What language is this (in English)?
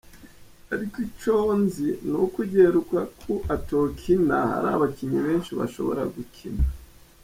Kinyarwanda